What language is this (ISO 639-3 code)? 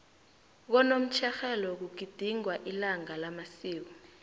nbl